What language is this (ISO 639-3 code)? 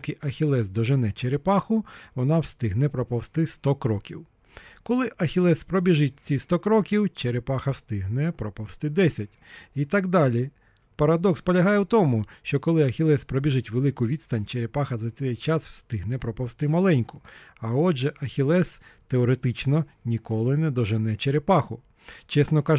ukr